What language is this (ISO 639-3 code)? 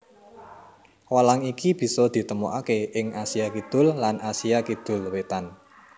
jav